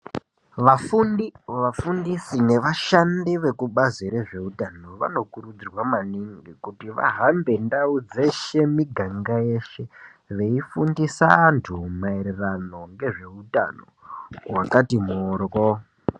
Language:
Ndau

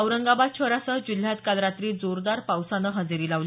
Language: Marathi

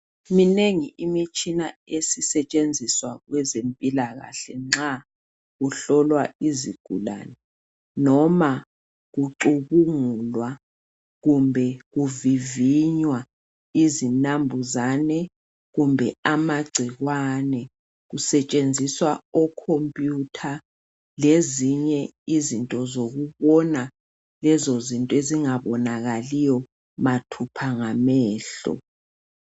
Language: North Ndebele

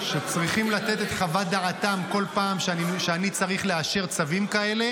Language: Hebrew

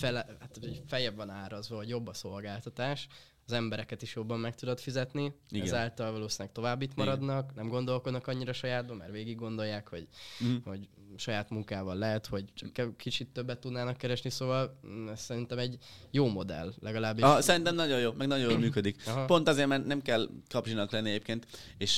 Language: Hungarian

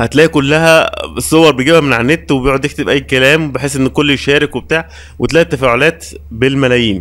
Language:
Arabic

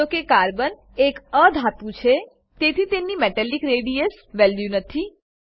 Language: Gujarati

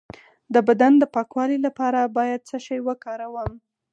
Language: Pashto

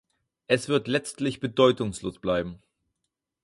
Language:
German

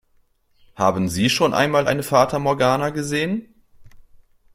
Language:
German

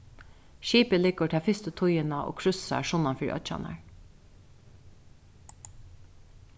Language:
Faroese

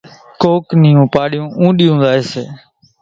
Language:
Kachi Koli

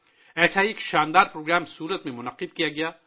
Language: Urdu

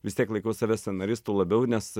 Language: Lithuanian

